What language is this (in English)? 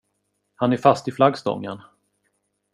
Swedish